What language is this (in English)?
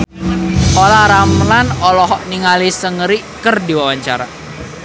Sundanese